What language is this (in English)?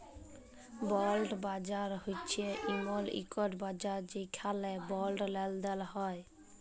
Bangla